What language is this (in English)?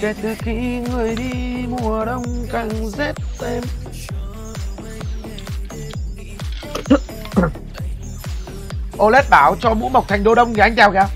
Vietnamese